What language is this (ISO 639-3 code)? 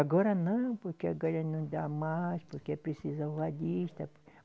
por